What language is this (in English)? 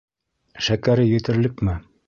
Bashkir